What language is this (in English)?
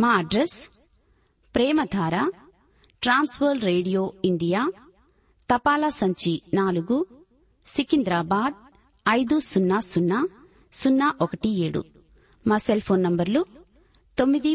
Telugu